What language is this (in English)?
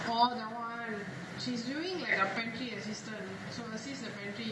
English